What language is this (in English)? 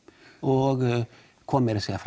Icelandic